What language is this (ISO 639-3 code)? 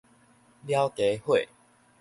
nan